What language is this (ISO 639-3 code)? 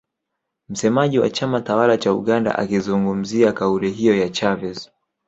swa